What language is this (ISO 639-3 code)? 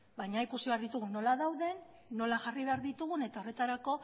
eus